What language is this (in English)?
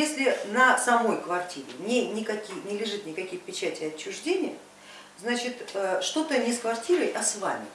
Russian